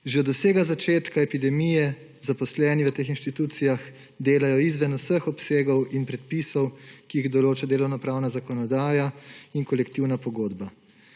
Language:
Slovenian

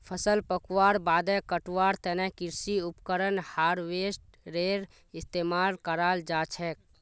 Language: Magahi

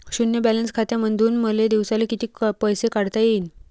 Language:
Marathi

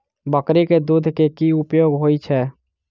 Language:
Maithili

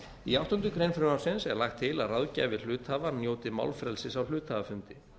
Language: Icelandic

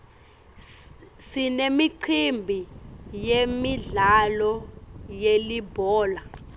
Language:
Swati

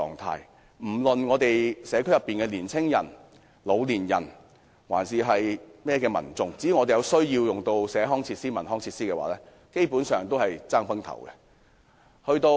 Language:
Cantonese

